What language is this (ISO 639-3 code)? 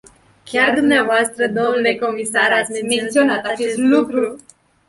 ron